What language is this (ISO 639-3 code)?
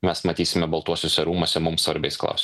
lit